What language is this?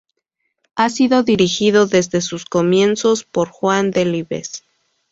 Spanish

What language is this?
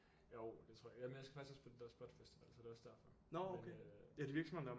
Danish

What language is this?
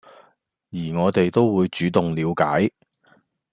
Cantonese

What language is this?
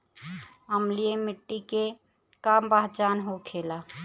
Bhojpuri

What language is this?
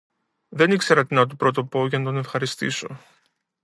Greek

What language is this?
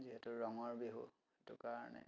Assamese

